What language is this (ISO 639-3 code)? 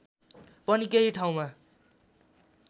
nep